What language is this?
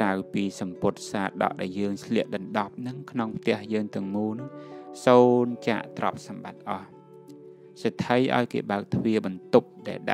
Thai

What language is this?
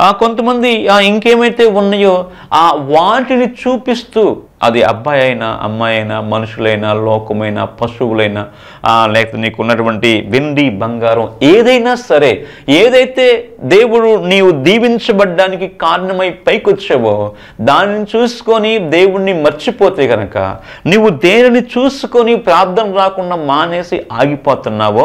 Telugu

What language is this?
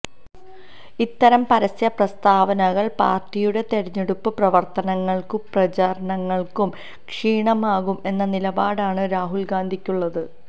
Malayalam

